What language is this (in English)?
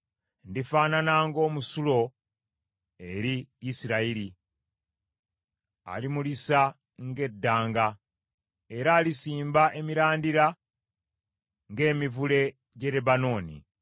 Ganda